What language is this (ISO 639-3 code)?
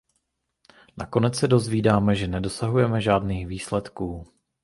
ces